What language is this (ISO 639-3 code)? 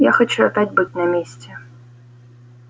rus